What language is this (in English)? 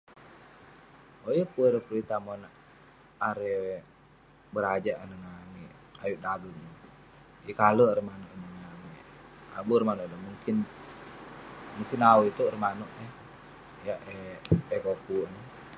Western Penan